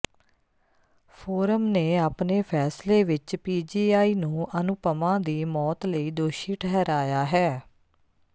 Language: Punjabi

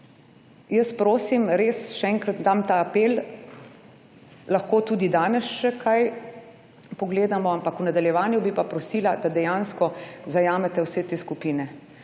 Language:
Slovenian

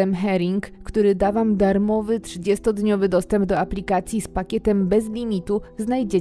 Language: Polish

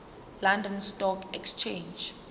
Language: Zulu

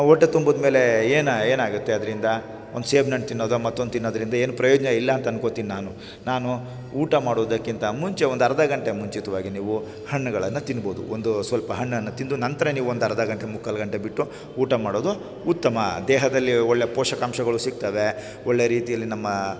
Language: Kannada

